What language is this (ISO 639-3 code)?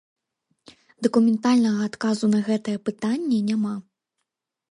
bel